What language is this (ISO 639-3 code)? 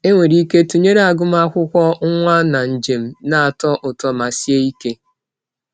ibo